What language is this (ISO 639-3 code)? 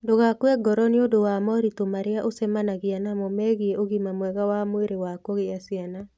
kik